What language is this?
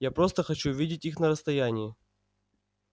Russian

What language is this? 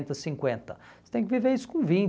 Portuguese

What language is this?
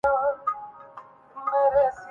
Urdu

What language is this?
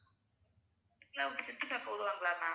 Tamil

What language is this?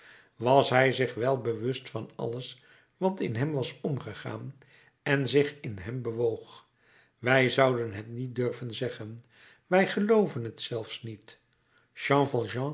Dutch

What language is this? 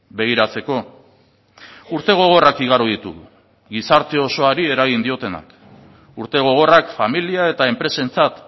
Basque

